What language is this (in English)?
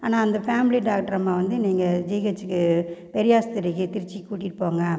Tamil